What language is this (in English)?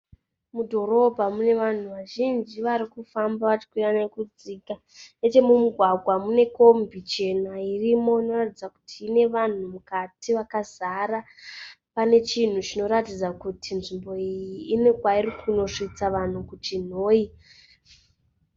Shona